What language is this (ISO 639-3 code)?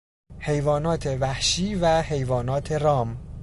fas